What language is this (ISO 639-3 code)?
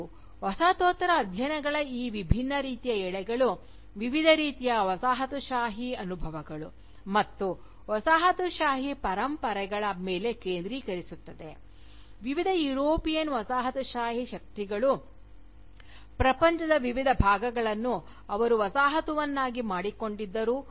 kan